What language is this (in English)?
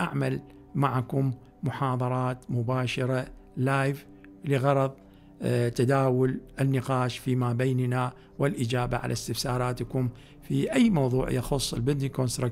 Arabic